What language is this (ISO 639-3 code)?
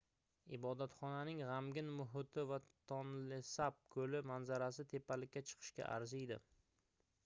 uzb